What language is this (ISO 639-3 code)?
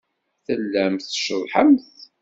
kab